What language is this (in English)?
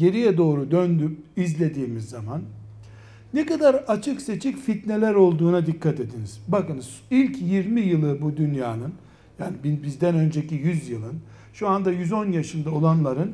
Turkish